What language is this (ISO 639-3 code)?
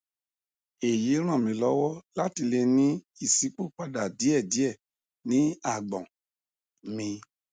yor